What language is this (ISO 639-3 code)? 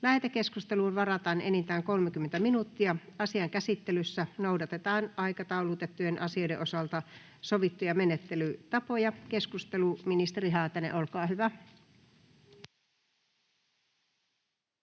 fin